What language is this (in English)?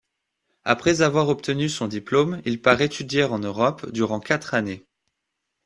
French